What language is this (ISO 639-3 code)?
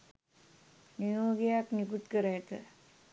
sin